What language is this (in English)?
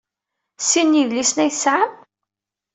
Kabyle